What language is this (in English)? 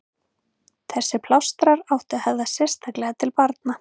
Icelandic